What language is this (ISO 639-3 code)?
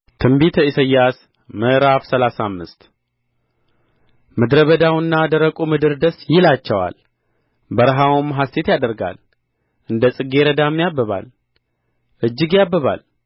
amh